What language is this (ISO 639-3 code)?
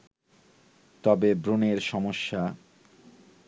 ben